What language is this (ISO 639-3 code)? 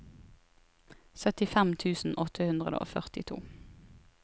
nor